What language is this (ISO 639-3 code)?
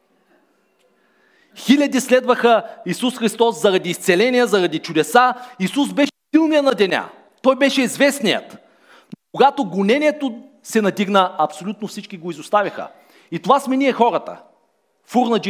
bul